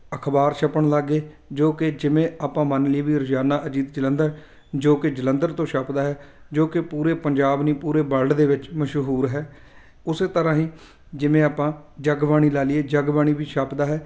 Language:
Punjabi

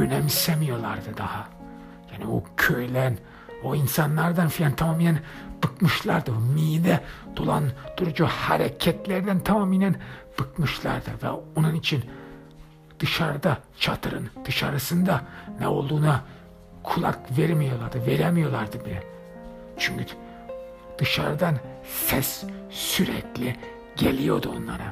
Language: Turkish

